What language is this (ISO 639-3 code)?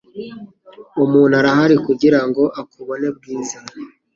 kin